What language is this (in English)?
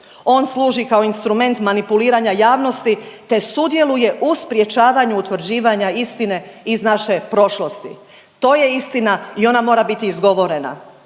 Croatian